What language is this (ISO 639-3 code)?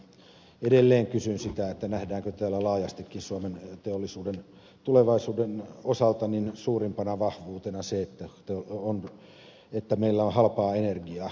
fin